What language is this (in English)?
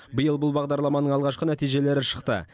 Kazakh